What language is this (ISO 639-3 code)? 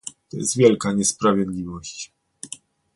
pol